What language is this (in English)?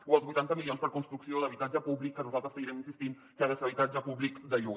Catalan